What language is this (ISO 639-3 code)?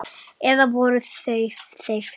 isl